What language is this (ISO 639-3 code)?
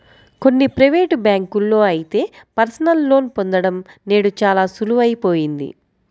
tel